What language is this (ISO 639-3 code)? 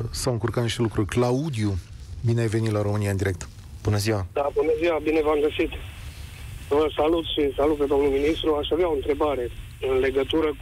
ron